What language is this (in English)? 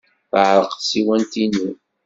Kabyle